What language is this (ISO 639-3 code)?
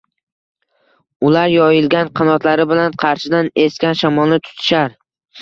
uzb